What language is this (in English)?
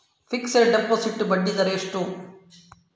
Kannada